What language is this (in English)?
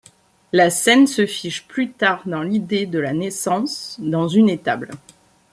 French